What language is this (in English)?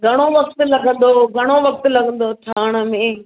Sindhi